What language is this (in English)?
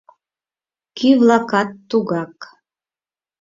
Mari